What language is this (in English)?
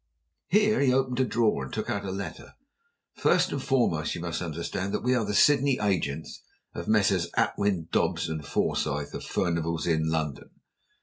English